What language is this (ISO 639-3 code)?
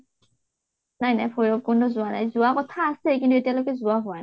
asm